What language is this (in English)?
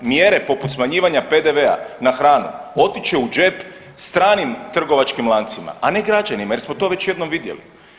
Croatian